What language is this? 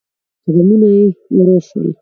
Pashto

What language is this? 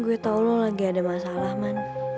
Indonesian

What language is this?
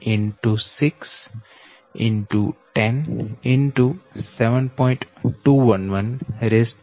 Gujarati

